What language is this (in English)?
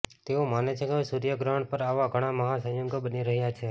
Gujarati